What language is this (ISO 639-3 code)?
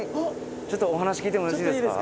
jpn